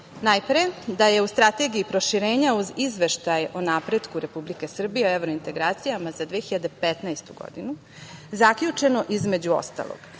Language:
Serbian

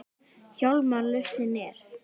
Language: Icelandic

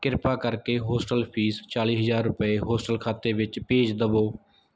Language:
Punjabi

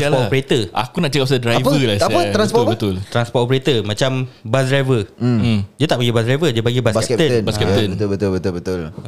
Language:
Malay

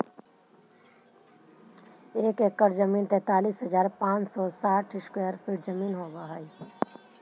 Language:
Magahi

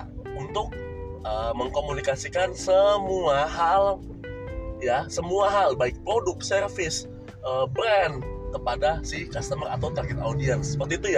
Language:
Indonesian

